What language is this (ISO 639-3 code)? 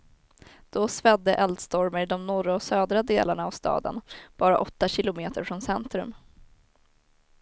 swe